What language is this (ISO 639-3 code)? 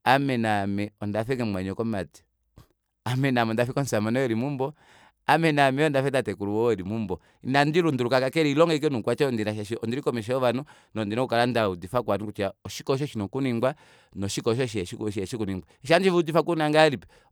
kua